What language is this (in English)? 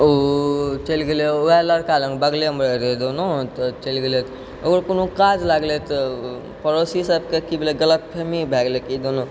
Maithili